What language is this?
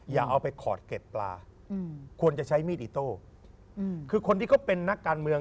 Thai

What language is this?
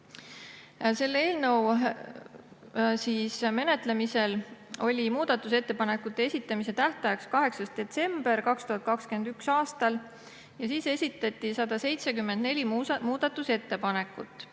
Estonian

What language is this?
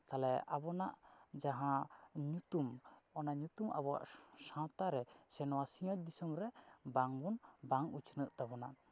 Santali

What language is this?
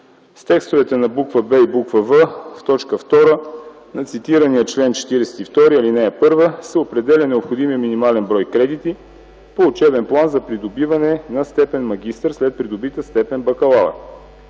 Bulgarian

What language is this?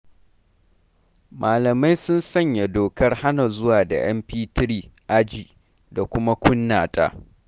Hausa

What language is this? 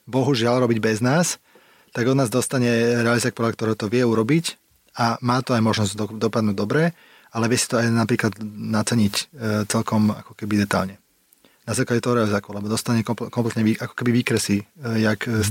Slovak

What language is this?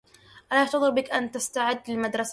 Arabic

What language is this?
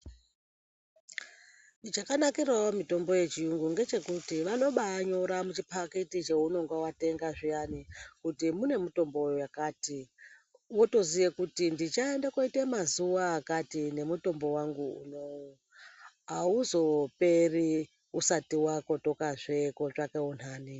Ndau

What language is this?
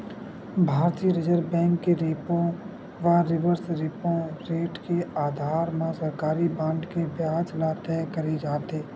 Chhattisgarhi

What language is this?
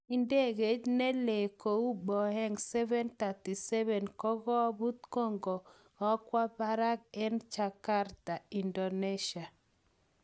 Kalenjin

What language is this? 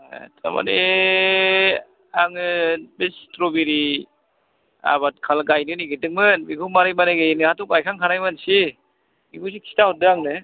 Bodo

